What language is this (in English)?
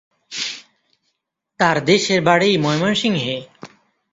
Bangla